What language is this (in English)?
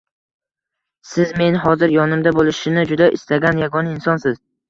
Uzbek